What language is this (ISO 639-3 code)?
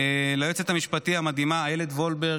heb